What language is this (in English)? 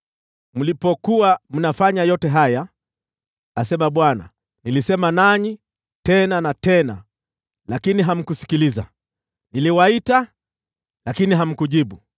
Swahili